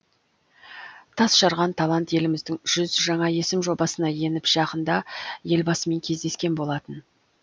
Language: Kazakh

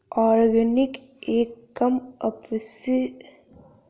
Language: Hindi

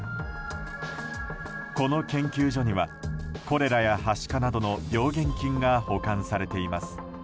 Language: Japanese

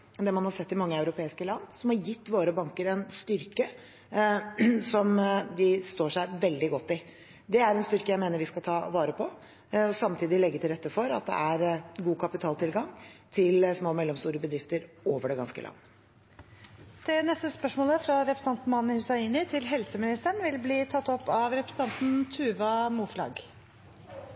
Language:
Norwegian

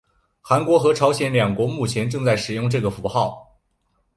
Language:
Chinese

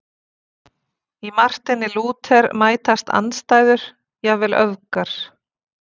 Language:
Icelandic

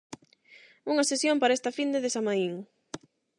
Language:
Galician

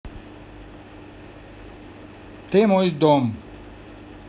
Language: Russian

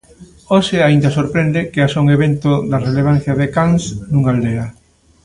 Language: Galician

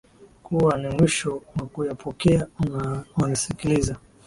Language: Swahili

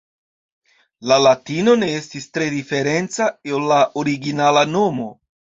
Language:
Esperanto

